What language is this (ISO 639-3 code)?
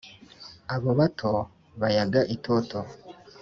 kin